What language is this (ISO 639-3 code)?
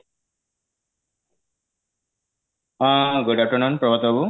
ori